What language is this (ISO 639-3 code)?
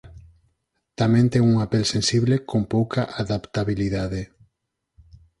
glg